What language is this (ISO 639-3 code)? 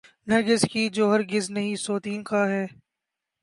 urd